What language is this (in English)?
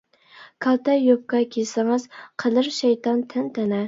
Uyghur